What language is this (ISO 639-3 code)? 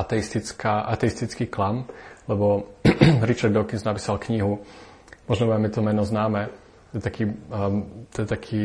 slk